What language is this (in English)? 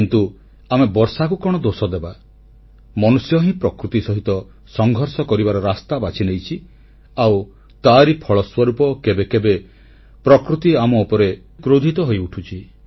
Odia